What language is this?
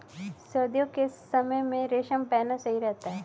Hindi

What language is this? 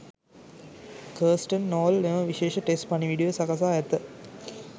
Sinhala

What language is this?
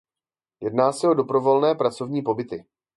Czech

